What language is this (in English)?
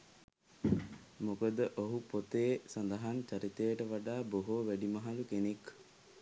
Sinhala